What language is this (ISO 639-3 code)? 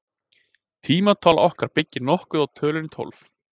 isl